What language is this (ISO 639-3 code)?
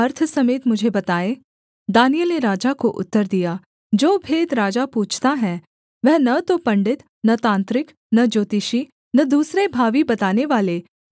hin